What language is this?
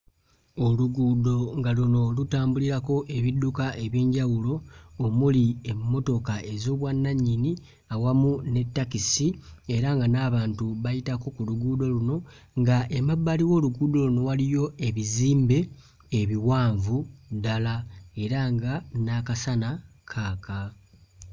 Ganda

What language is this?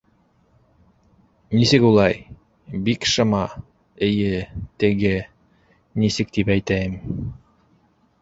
Bashkir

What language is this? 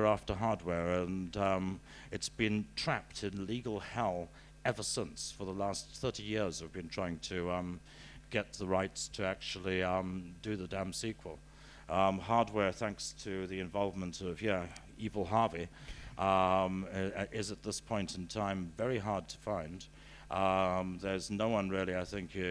English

